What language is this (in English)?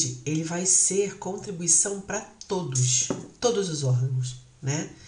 Portuguese